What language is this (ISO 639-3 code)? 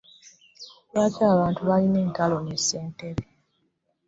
lug